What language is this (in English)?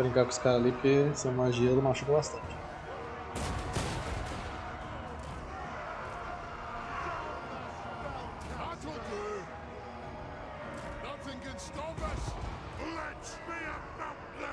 Portuguese